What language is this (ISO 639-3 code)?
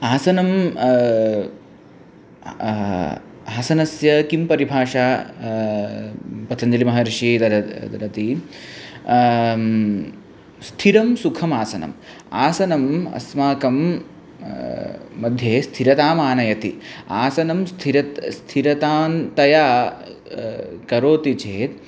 san